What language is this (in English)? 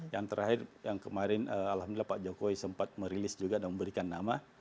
Indonesian